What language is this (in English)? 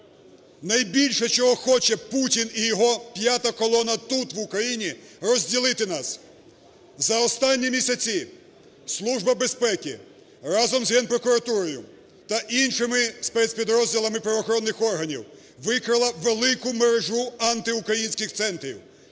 Ukrainian